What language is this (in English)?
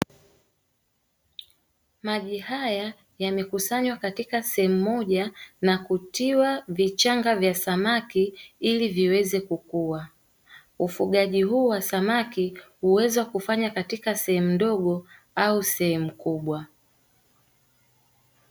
Swahili